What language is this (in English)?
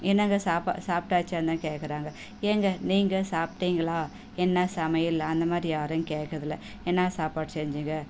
Tamil